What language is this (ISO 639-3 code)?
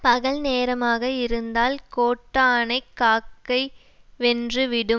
tam